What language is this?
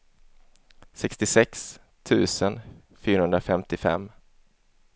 Swedish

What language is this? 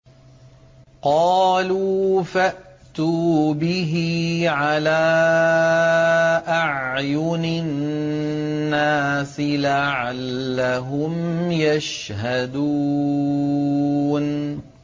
Arabic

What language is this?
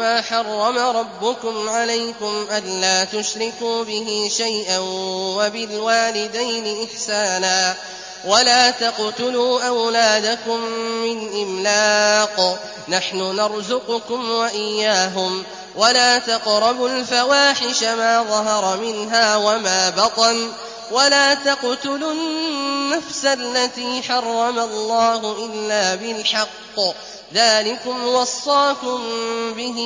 Arabic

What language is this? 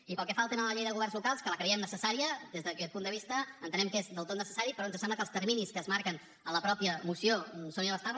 Catalan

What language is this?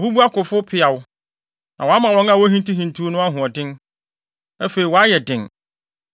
Akan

